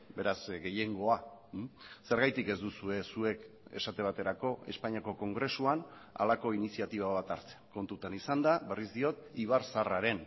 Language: Basque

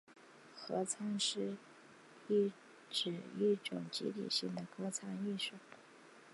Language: Chinese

